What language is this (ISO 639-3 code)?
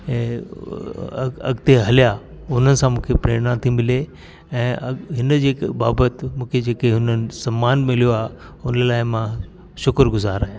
snd